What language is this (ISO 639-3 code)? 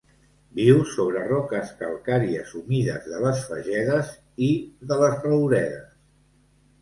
cat